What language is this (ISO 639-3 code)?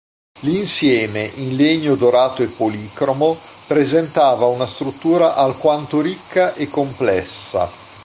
ita